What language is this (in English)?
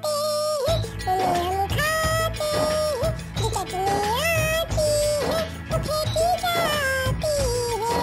Thai